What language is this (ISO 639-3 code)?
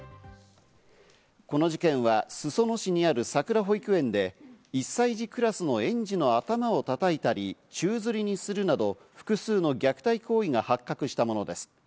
jpn